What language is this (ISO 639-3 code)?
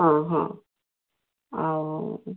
ori